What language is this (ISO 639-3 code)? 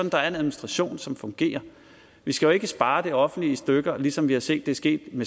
dan